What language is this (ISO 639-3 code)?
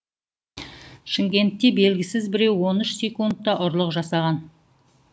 kaz